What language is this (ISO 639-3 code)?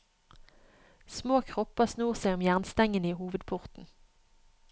nor